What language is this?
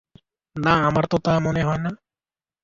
Bangla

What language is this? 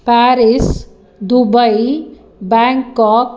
Sanskrit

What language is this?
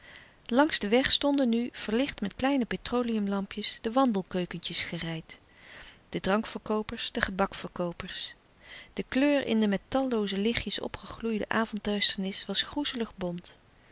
Dutch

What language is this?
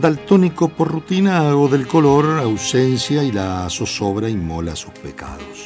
Spanish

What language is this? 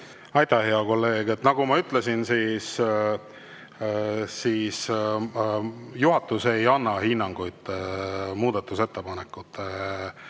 Estonian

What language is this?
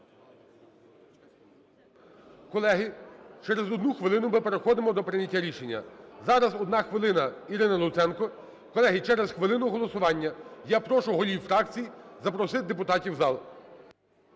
Ukrainian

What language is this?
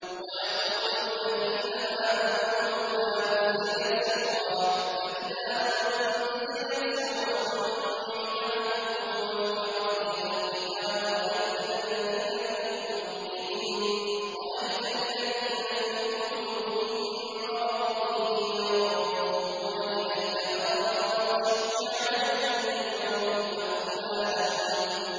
Arabic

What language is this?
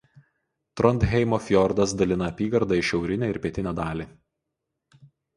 Lithuanian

